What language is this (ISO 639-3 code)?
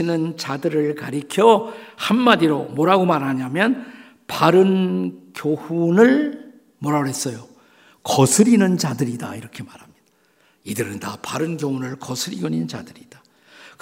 kor